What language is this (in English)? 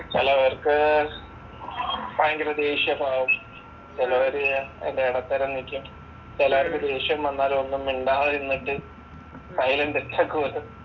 Malayalam